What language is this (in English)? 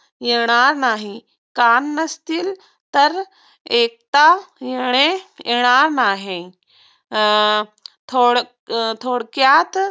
Marathi